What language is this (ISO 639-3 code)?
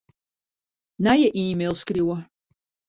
fry